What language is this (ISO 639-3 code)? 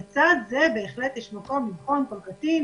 heb